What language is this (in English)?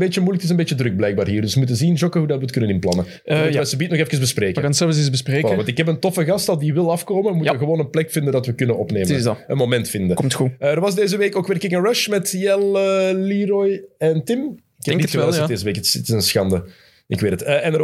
Dutch